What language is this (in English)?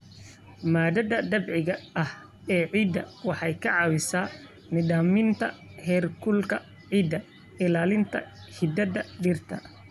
Somali